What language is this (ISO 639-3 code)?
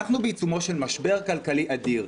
heb